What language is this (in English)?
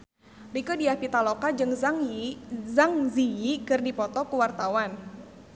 Sundanese